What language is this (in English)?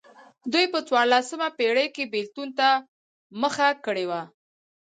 Pashto